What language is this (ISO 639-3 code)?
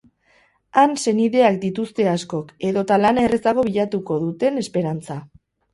eus